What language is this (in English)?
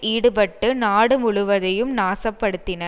Tamil